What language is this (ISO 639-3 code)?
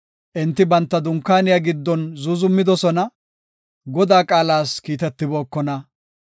gof